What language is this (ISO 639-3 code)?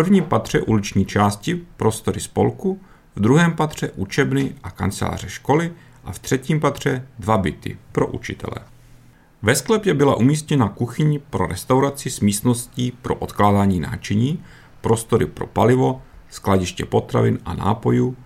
ces